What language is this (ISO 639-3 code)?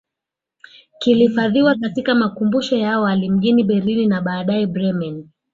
swa